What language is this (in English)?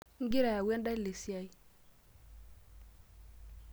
Masai